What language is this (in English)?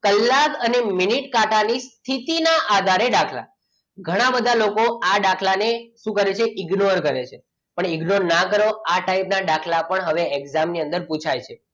Gujarati